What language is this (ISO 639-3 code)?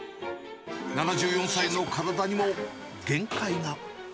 jpn